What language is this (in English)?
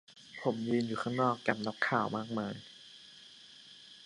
Thai